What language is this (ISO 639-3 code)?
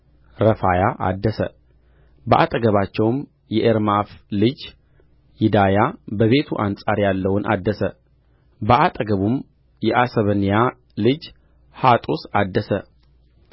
amh